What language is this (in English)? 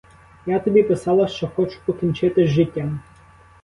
Ukrainian